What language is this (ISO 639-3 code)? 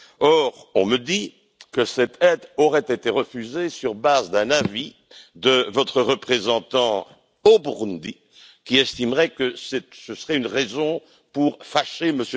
fra